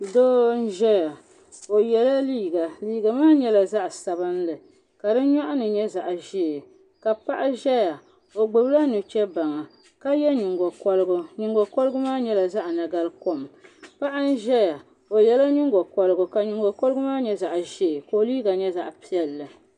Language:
Dagbani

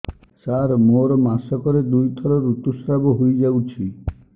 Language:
Odia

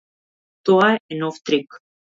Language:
Macedonian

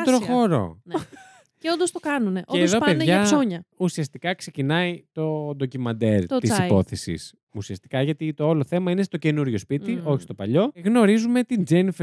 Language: Greek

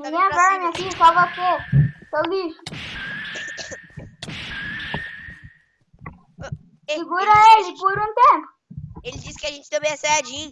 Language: Portuguese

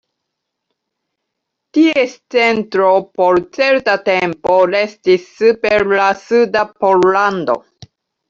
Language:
Esperanto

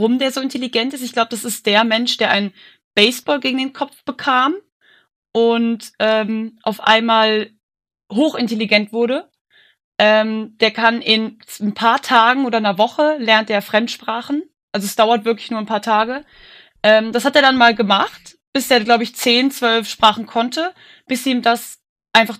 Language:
German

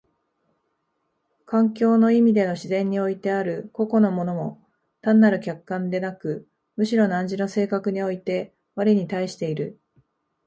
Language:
Japanese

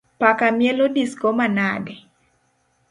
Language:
Luo (Kenya and Tanzania)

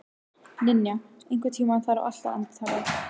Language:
Icelandic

